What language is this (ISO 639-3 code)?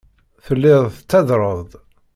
kab